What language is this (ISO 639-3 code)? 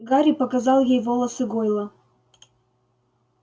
rus